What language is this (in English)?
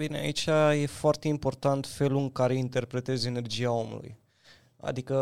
Romanian